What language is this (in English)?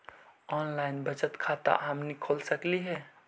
Magahi